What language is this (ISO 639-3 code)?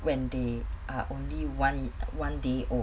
eng